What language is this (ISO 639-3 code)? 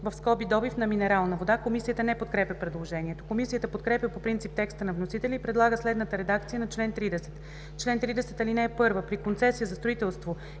bul